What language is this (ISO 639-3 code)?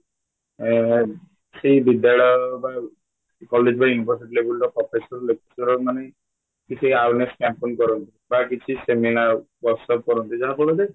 ori